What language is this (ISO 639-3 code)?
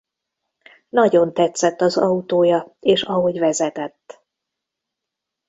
hun